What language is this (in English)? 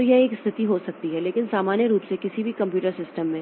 Hindi